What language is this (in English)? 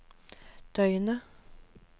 Norwegian